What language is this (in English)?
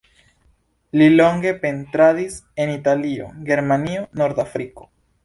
Esperanto